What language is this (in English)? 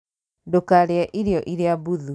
Kikuyu